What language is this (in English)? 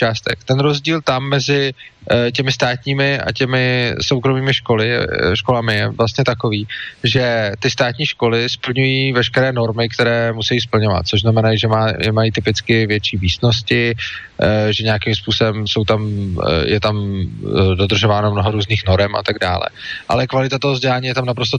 Czech